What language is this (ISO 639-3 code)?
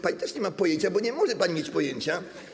pol